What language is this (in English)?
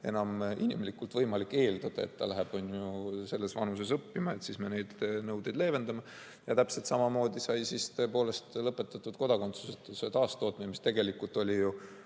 Estonian